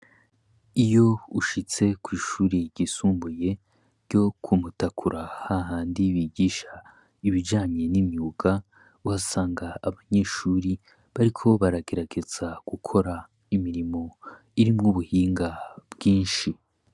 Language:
Rundi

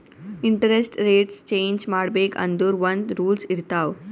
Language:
Kannada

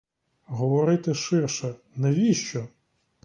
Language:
Ukrainian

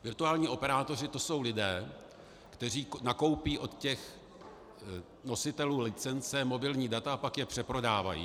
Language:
Czech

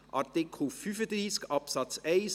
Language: Swiss German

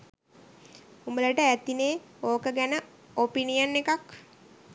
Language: Sinhala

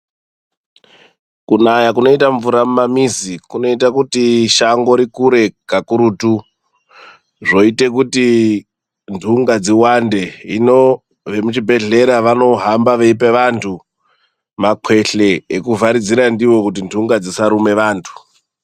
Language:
Ndau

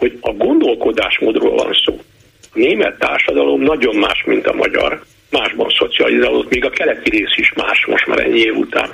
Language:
Hungarian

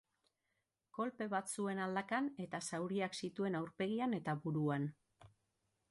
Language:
Basque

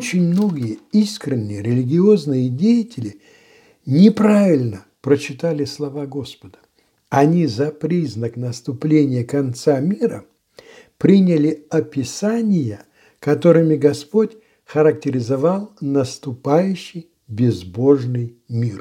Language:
Russian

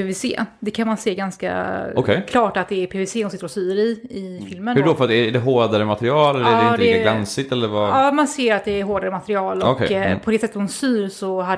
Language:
Swedish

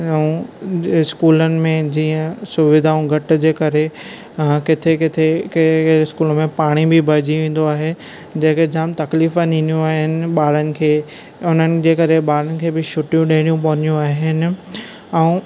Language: Sindhi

